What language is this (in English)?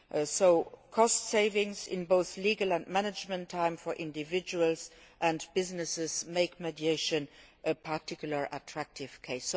English